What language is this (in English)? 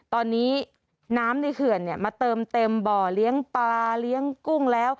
Thai